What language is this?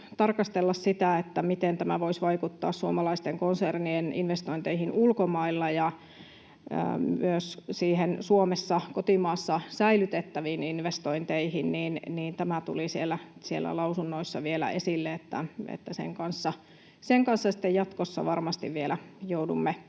Finnish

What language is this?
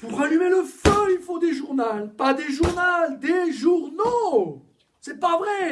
French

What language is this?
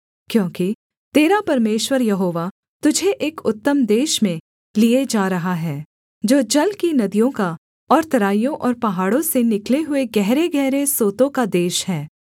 Hindi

